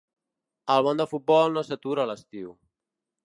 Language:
Catalan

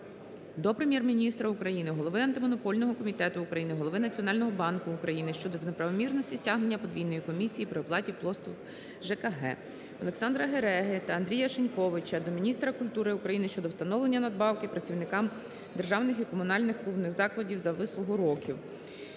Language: Ukrainian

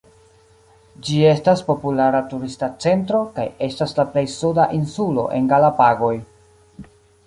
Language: Esperanto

